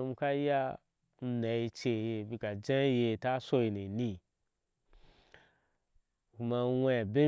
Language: Ashe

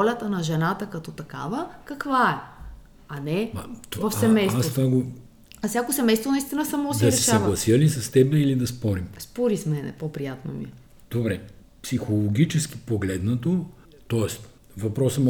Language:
Bulgarian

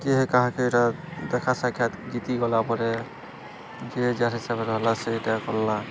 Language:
Odia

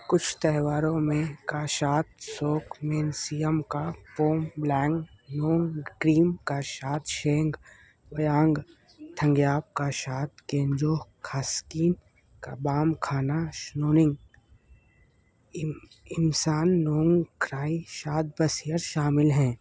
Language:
Urdu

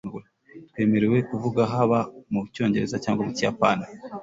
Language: Kinyarwanda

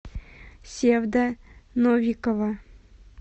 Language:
Russian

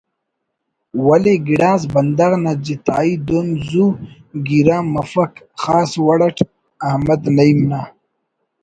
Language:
Brahui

